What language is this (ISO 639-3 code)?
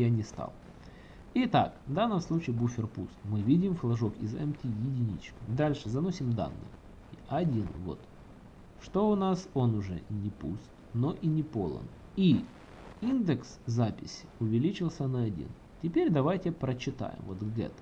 rus